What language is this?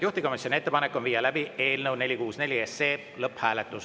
Estonian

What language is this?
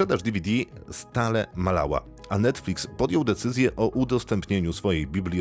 Polish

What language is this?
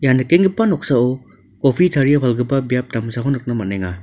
Garo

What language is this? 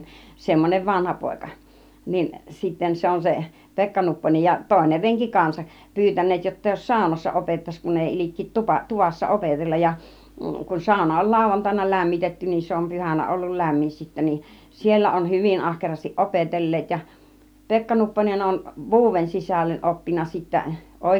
Finnish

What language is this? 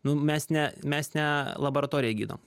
Lithuanian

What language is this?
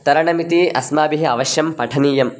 Sanskrit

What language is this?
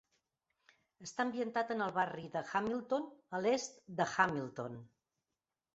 Catalan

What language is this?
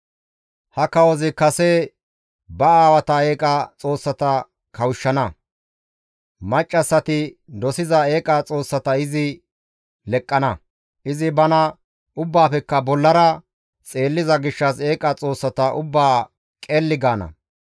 Gamo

